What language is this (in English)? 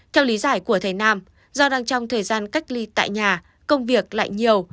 Vietnamese